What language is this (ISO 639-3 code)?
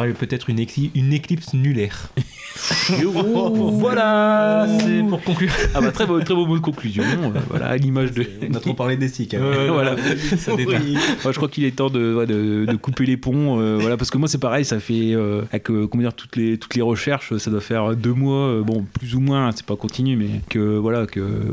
fra